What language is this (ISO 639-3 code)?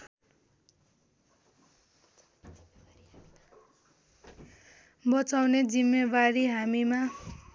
nep